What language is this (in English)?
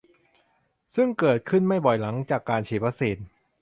Thai